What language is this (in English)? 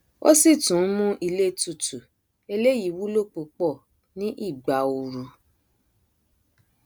Yoruba